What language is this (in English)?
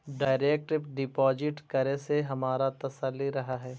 Magahi